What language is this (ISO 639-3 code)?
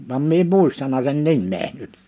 fin